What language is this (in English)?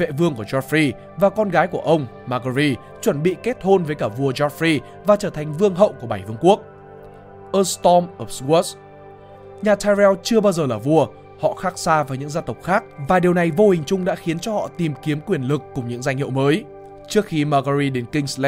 Vietnamese